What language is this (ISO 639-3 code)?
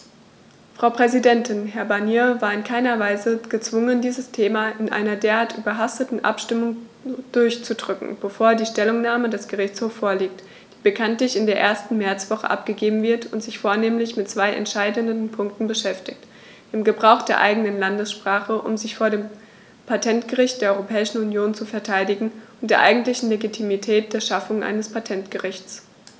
deu